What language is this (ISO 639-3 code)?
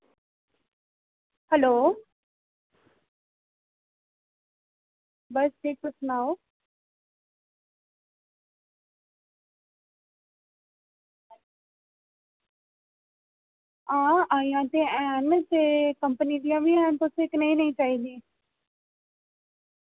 doi